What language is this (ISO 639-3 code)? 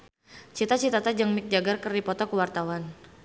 sun